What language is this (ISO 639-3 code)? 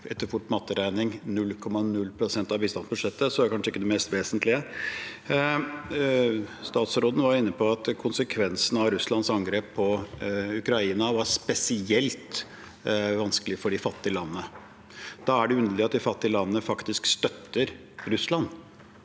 nor